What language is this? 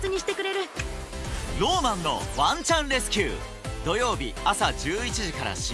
Japanese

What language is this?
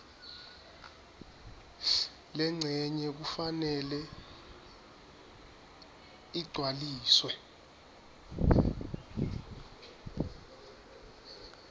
Swati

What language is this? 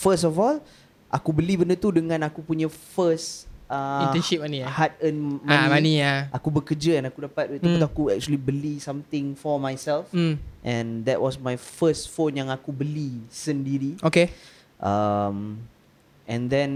Malay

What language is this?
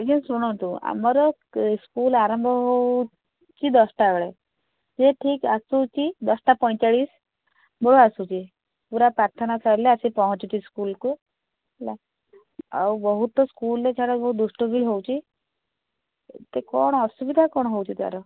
Odia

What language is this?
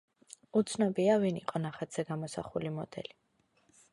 Georgian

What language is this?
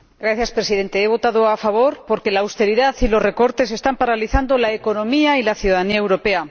Spanish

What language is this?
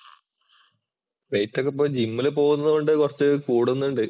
Malayalam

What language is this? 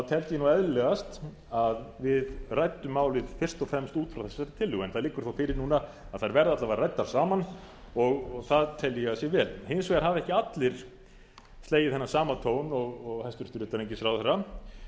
Icelandic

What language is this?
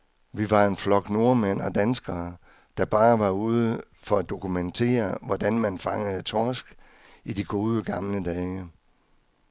Danish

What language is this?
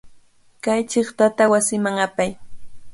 Cajatambo North Lima Quechua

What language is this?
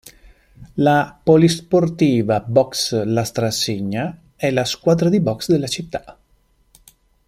Italian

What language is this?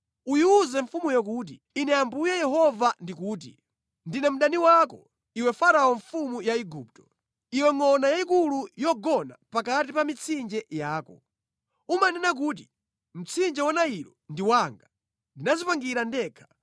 Nyanja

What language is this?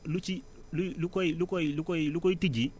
Wolof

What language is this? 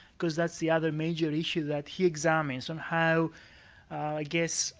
English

